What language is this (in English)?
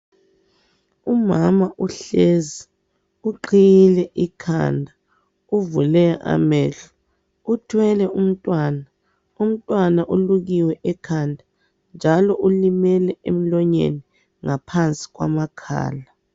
North Ndebele